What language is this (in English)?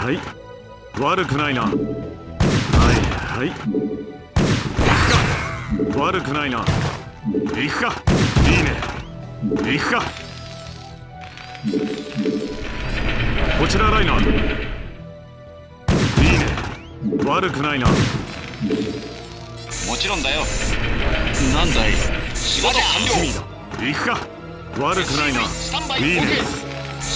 Japanese